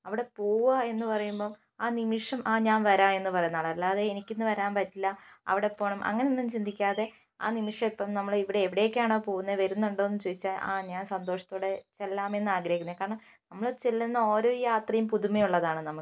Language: Malayalam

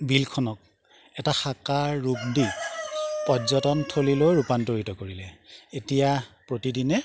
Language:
Assamese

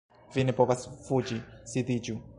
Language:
Esperanto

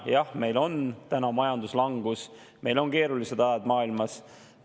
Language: Estonian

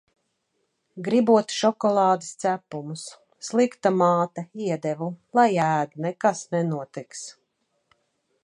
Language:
Latvian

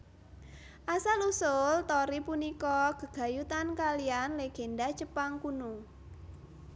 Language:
Javanese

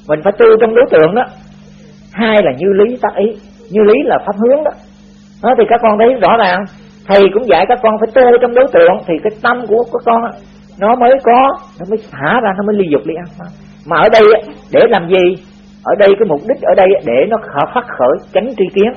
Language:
Vietnamese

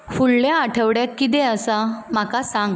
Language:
Konkani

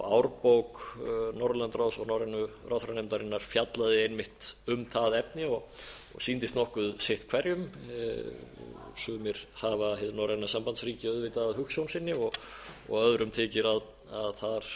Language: Icelandic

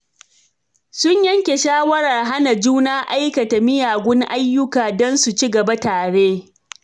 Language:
Hausa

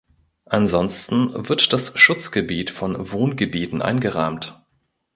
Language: German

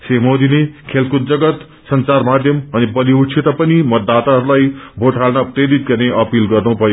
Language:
Nepali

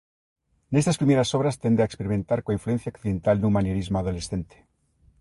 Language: Galician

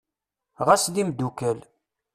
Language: Kabyle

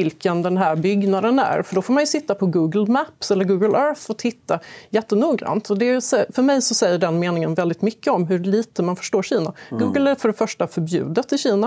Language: Swedish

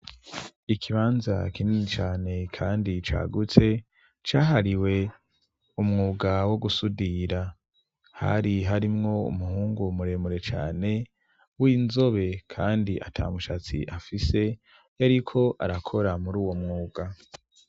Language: Rundi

